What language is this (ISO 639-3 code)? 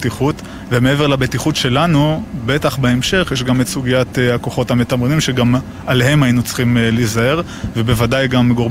heb